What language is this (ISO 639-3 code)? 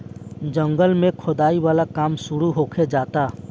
bho